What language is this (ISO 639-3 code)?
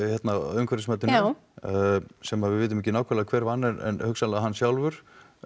isl